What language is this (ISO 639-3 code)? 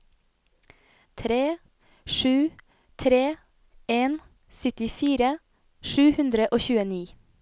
nor